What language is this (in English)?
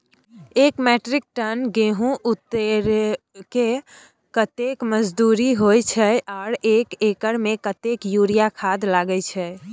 Maithili